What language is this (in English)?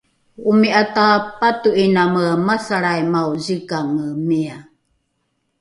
Rukai